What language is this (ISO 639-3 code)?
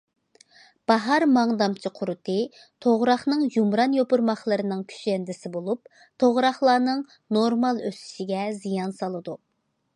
uig